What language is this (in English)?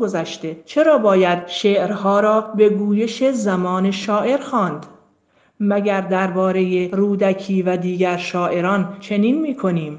Persian